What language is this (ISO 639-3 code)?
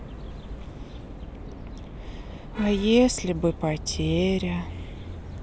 rus